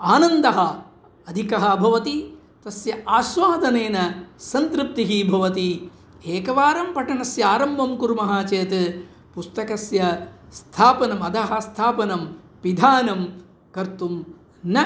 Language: Sanskrit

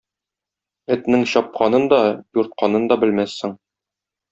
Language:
Tatar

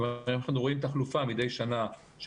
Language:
Hebrew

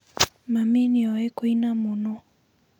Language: Kikuyu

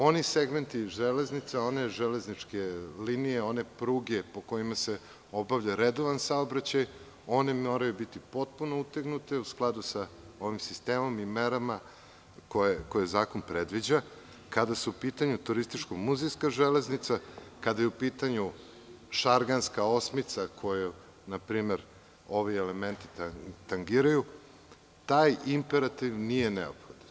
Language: Serbian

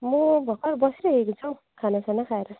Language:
Nepali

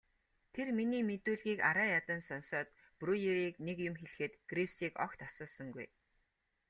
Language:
Mongolian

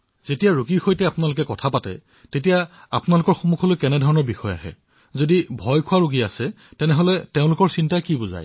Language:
Assamese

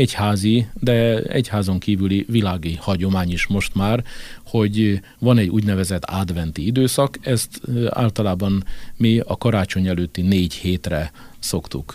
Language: Hungarian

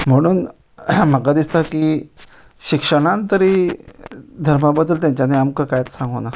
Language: Konkani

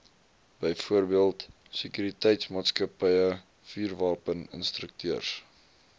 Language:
Afrikaans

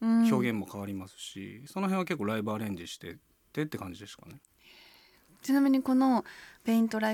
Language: Japanese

